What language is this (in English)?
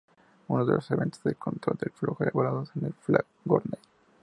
Spanish